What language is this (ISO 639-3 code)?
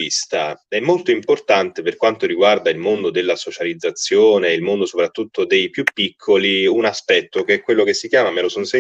ita